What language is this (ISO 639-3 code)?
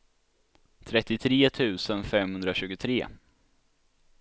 swe